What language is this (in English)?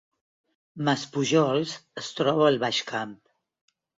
Catalan